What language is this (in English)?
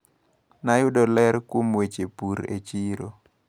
Luo (Kenya and Tanzania)